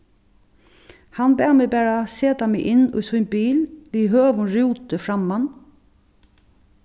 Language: Faroese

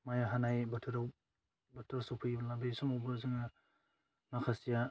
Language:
Bodo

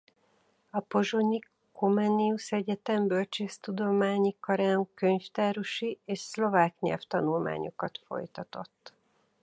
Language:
Hungarian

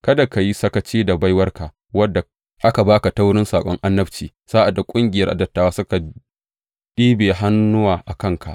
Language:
Hausa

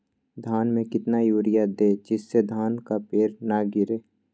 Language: Magahi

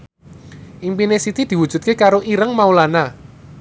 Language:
Javanese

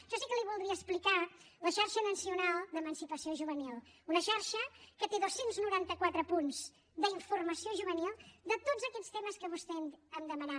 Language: Catalan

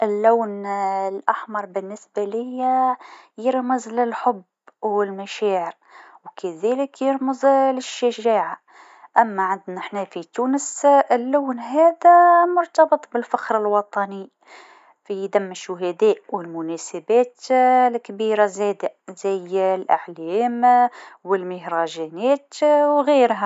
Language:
Tunisian Arabic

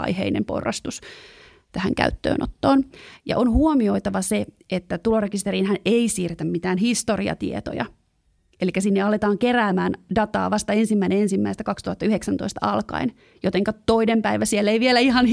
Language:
Finnish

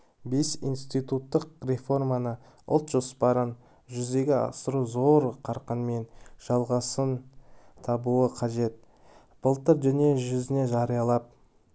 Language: Kazakh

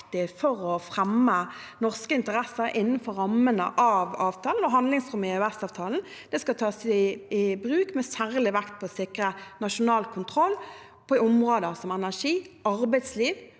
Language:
Norwegian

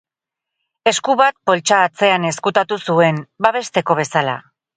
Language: Basque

